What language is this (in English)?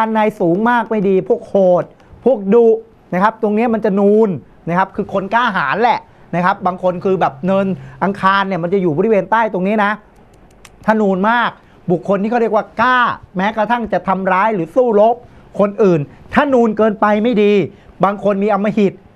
Thai